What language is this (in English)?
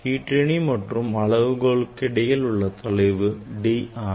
Tamil